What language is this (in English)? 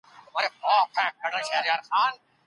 Pashto